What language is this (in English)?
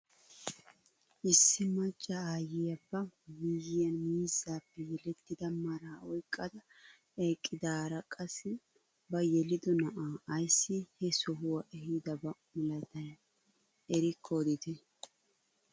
Wolaytta